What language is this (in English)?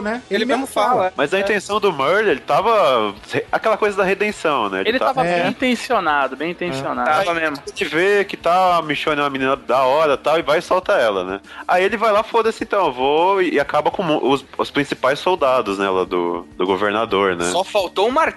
Portuguese